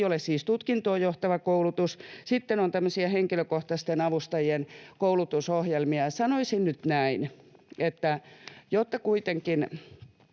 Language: Finnish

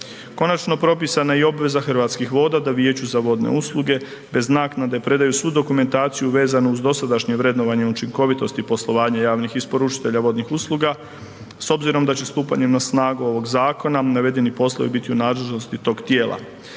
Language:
Croatian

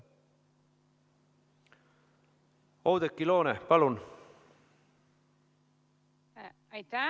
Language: Estonian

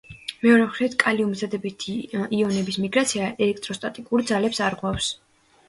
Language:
Georgian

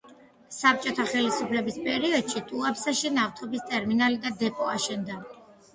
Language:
Georgian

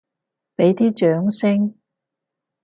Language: Cantonese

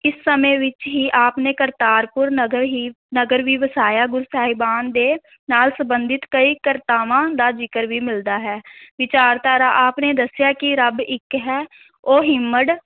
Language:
Punjabi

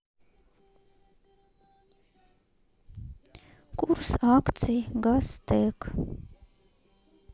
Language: Russian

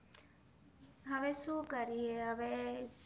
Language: Gujarati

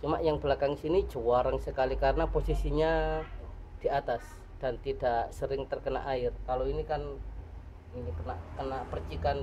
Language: Indonesian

